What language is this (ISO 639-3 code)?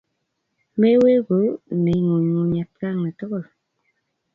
kln